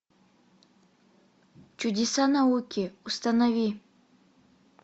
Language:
Russian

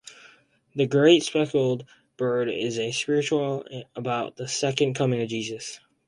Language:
English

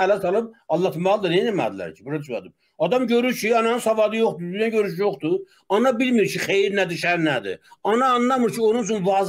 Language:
Turkish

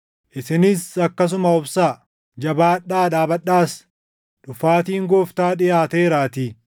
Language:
Oromo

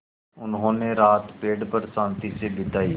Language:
Hindi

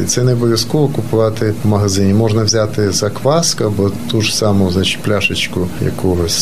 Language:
Ukrainian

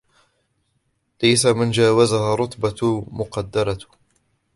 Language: Arabic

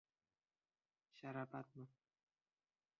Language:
Uzbek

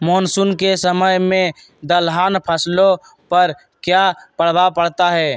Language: Magahi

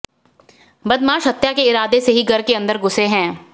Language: Hindi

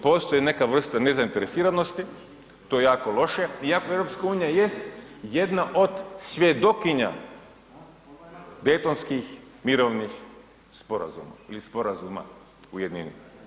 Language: Croatian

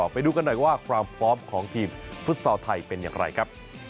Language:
Thai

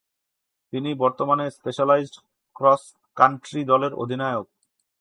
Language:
Bangla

